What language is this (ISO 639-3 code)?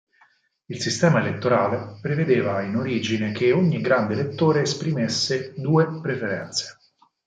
ita